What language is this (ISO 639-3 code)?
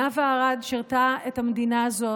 heb